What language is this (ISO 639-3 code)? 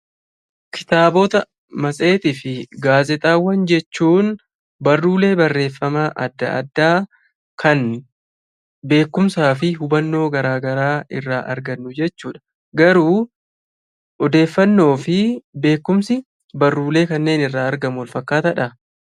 orm